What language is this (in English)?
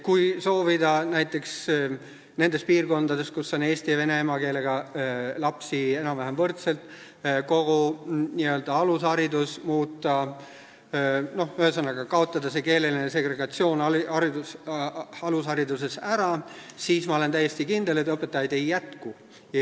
Estonian